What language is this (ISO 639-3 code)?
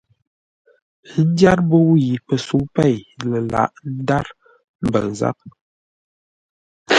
nla